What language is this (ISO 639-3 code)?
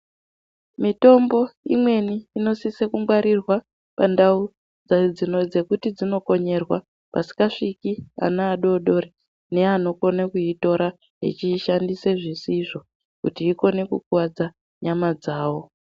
ndc